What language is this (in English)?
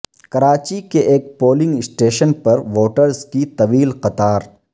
Urdu